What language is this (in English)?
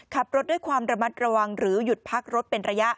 Thai